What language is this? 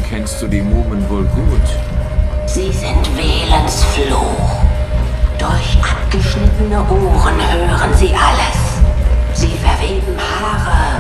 German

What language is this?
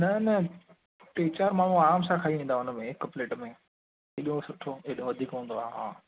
Sindhi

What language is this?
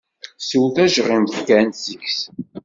Kabyle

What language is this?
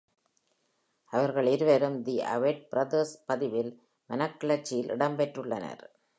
Tamil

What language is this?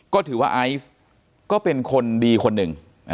Thai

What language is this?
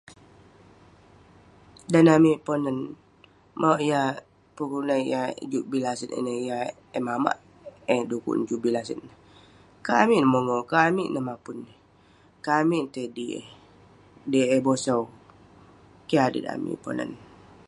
Western Penan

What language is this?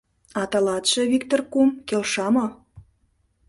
Mari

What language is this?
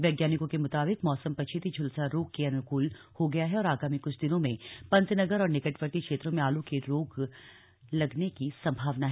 Hindi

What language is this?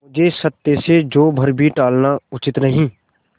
Hindi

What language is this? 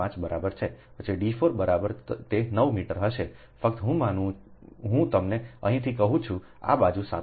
Gujarati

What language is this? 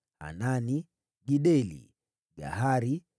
Swahili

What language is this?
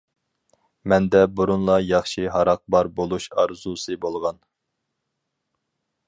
Uyghur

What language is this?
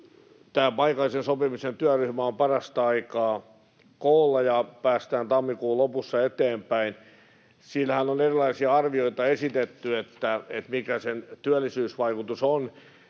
Finnish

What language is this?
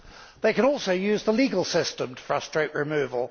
English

